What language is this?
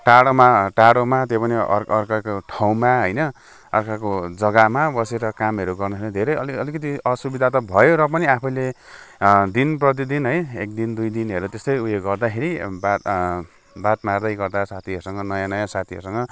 Nepali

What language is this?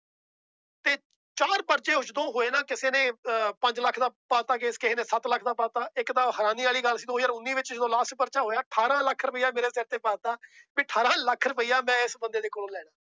Punjabi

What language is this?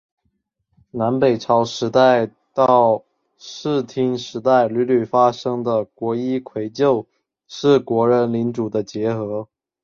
Chinese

